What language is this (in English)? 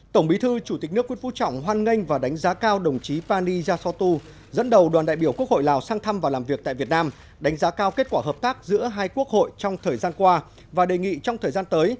Vietnamese